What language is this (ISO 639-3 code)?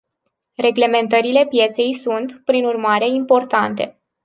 ron